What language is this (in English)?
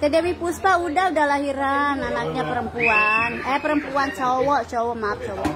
Indonesian